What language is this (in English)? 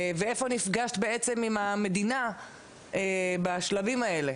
Hebrew